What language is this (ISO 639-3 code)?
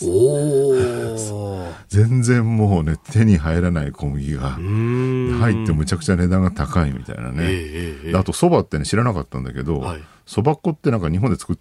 jpn